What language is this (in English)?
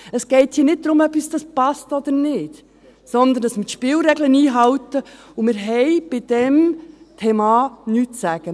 Swiss German